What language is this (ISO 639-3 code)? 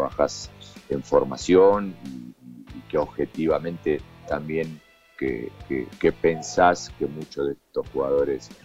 spa